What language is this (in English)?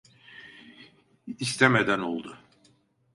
Turkish